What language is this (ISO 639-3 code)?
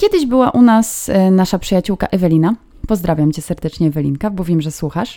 pol